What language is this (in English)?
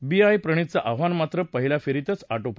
Marathi